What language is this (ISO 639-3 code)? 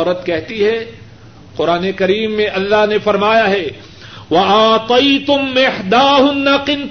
urd